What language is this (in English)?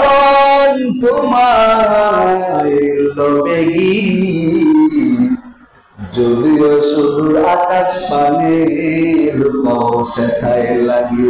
Bangla